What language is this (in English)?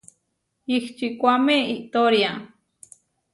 Huarijio